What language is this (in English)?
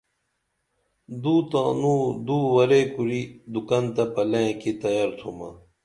Dameli